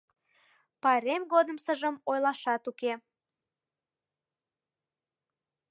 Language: Mari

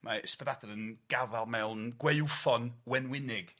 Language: Welsh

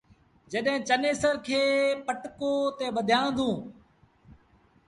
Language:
Sindhi Bhil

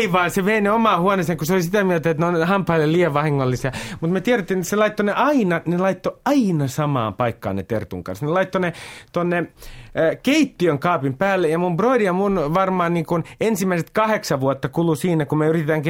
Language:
Finnish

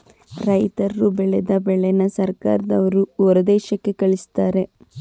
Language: Kannada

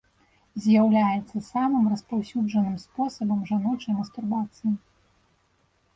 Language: Belarusian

